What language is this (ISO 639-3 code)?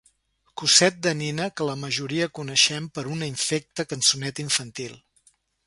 cat